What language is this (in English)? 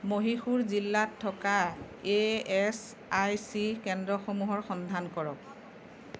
Assamese